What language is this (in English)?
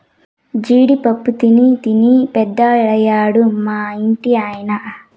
Telugu